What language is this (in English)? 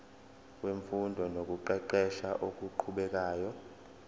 Zulu